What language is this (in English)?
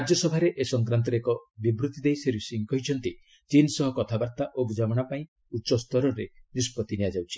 Odia